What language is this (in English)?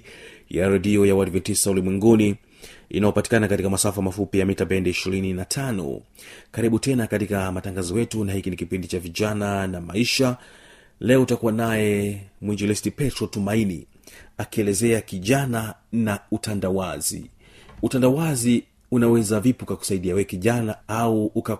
Swahili